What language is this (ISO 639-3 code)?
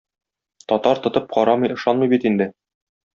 tat